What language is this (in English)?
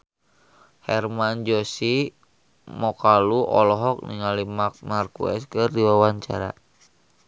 Sundanese